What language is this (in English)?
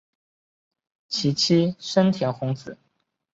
Chinese